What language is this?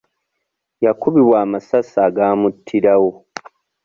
Ganda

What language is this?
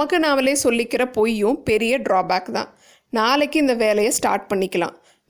Tamil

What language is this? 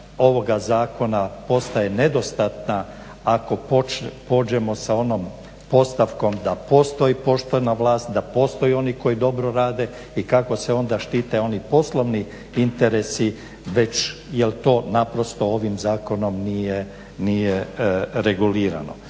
Croatian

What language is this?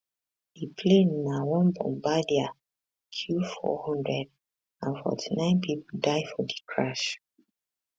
Nigerian Pidgin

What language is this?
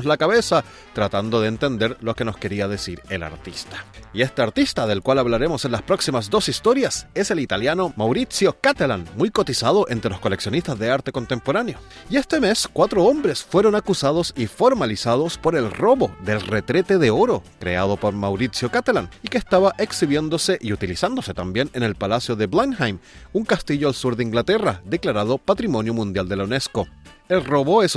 Spanish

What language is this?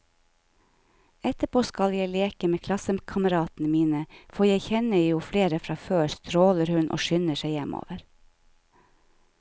Norwegian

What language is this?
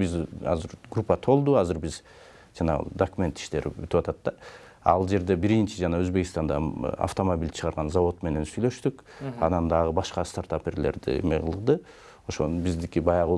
Turkish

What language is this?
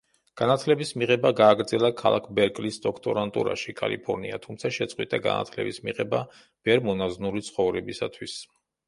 Georgian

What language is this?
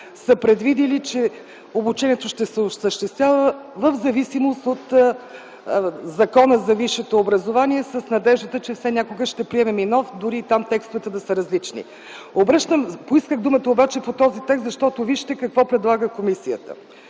Bulgarian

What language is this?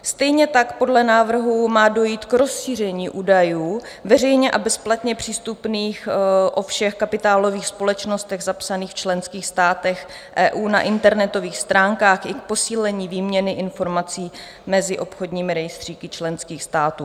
Czech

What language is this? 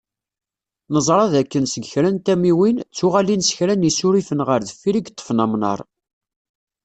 Kabyle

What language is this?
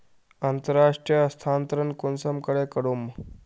Magahi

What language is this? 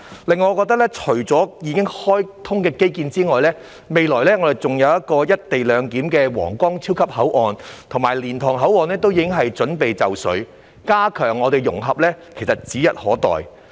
Cantonese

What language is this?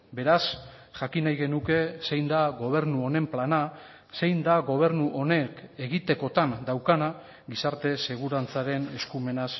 Basque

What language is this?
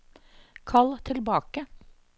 Norwegian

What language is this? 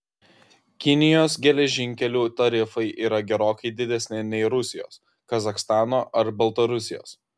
Lithuanian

